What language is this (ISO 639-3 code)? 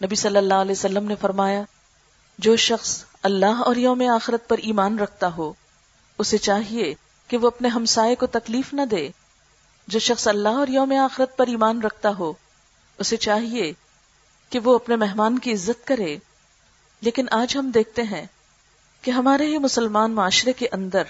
urd